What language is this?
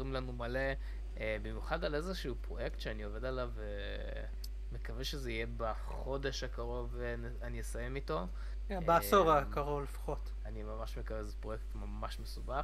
Hebrew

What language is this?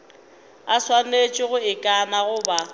Northern Sotho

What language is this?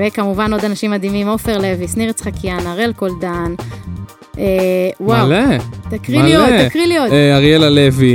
Hebrew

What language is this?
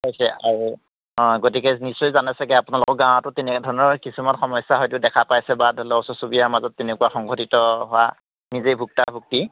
Assamese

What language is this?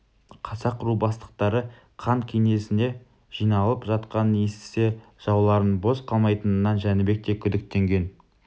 Kazakh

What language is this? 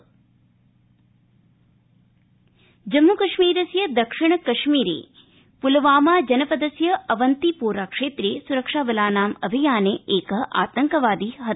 Sanskrit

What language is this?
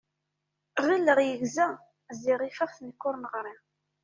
Kabyle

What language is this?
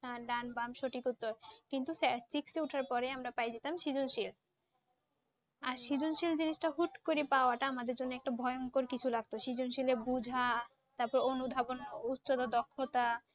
Bangla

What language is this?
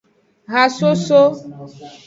Aja (Benin)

